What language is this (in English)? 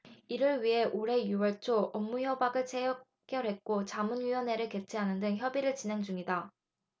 Korean